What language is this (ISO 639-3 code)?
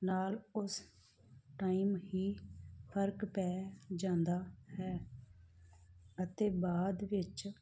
pan